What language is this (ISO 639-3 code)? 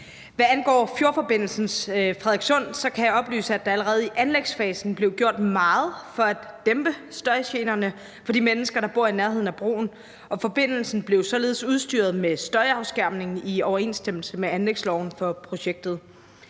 dan